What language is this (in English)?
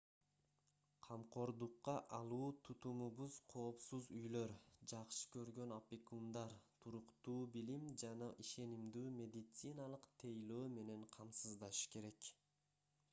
Kyrgyz